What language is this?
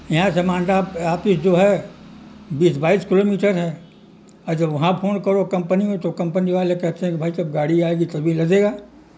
Urdu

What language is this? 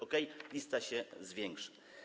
Polish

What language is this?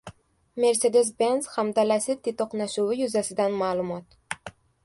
Uzbek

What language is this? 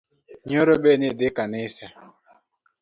Luo (Kenya and Tanzania)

